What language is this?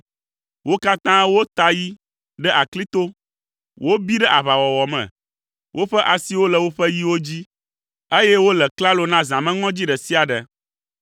Ewe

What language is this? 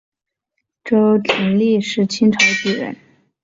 Chinese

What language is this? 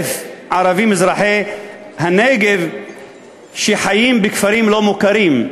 Hebrew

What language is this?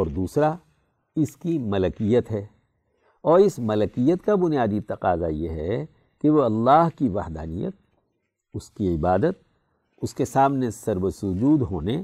Urdu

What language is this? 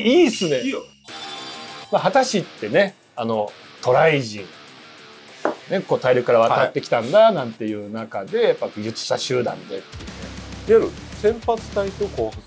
Japanese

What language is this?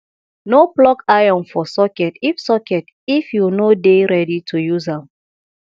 Nigerian Pidgin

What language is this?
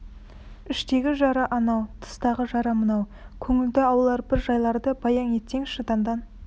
Kazakh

